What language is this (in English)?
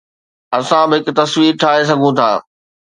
Sindhi